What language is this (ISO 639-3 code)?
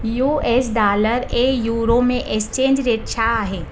snd